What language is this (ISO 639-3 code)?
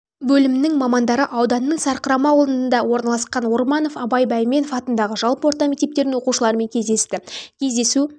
kaz